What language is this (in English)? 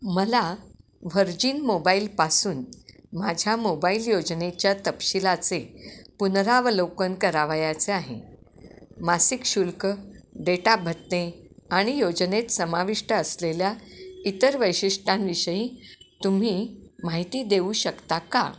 Marathi